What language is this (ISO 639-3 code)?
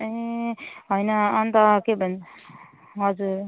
nep